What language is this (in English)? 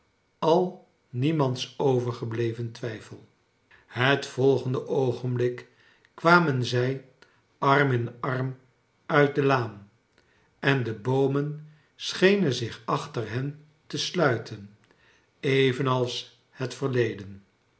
Dutch